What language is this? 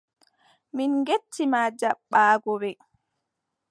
Adamawa Fulfulde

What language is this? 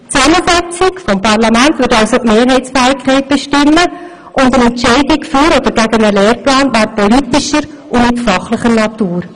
Swiss German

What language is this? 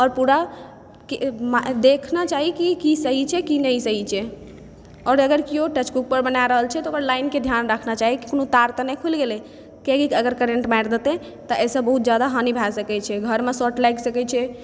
Maithili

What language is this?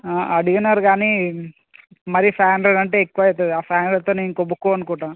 Telugu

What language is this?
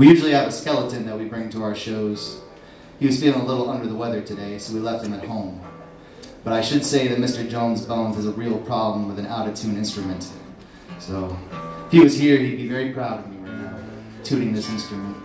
English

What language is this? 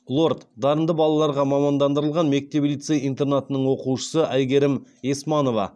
Kazakh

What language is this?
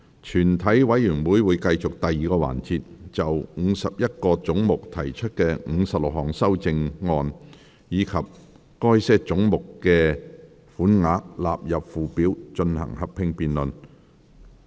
Cantonese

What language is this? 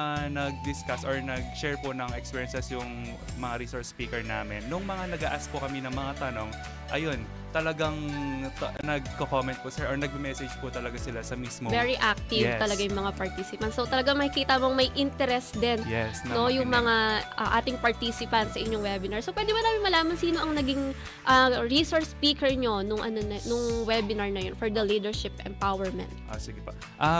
Filipino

